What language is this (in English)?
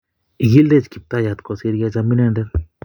Kalenjin